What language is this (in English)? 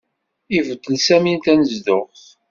Kabyle